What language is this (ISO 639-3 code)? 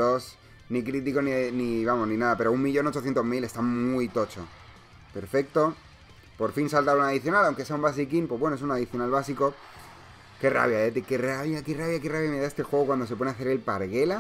spa